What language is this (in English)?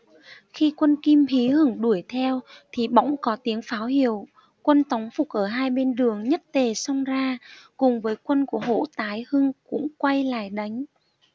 Vietnamese